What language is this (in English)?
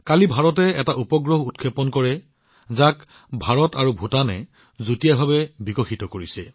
Assamese